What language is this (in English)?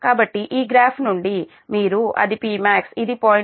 Telugu